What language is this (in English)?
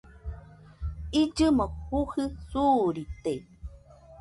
Nüpode Huitoto